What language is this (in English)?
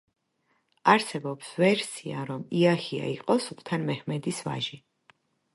Georgian